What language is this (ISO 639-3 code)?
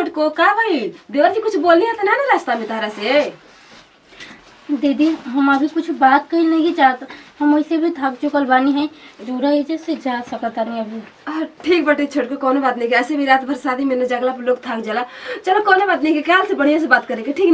hin